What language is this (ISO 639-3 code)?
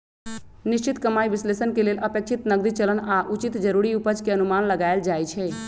mag